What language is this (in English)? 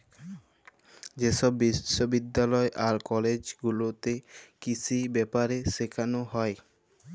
Bangla